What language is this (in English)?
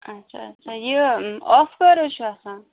Kashmiri